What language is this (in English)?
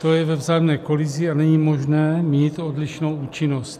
Czech